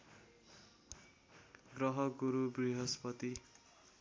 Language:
Nepali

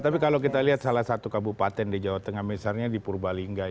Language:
Indonesian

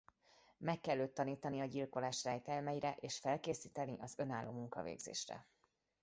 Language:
Hungarian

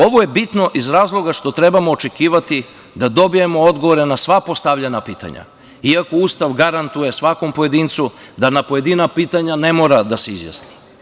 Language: Serbian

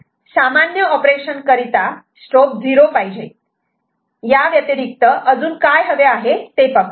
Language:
Marathi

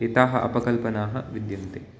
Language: Sanskrit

